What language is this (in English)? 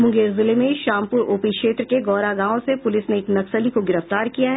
Hindi